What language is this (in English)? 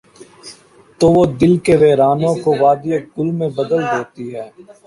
Urdu